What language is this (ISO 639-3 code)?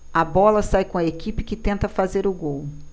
por